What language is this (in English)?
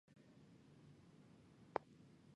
Chinese